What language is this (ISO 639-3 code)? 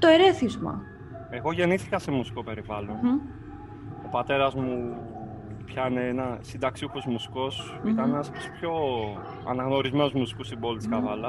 ell